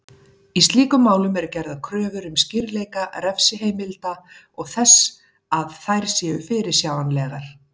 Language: Icelandic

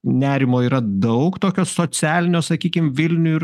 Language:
Lithuanian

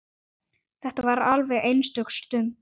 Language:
Icelandic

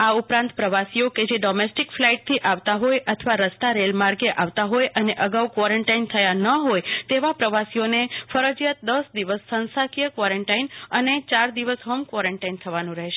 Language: Gujarati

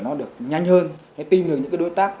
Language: Vietnamese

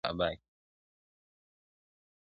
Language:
Pashto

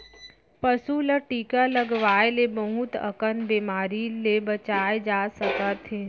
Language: Chhattisgarhi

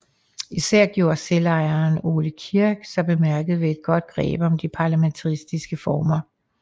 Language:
Danish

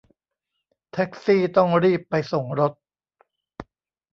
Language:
Thai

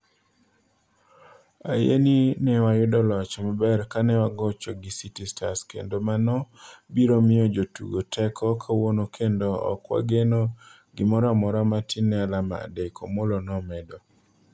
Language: Luo (Kenya and Tanzania)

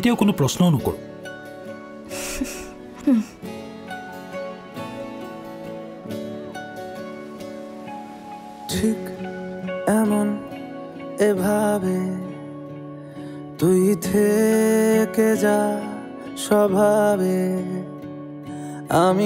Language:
Hindi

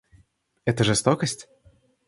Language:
Russian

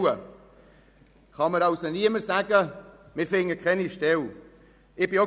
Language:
Swiss German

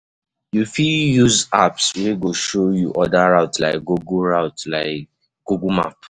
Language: Nigerian Pidgin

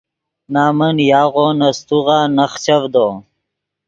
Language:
Yidgha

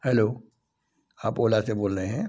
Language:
Hindi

